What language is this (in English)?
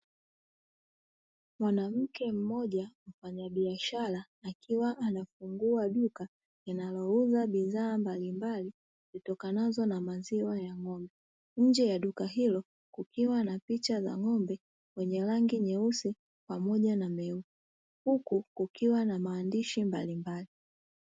Swahili